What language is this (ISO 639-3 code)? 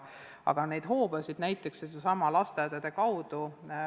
est